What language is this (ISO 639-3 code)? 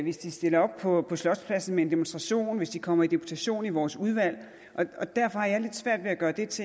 dan